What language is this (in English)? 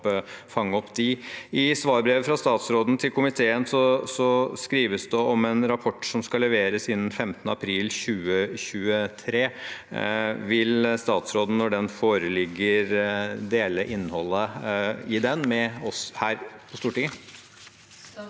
Norwegian